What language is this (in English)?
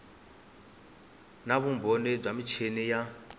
Tsonga